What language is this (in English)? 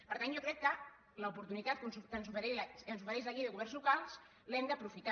Catalan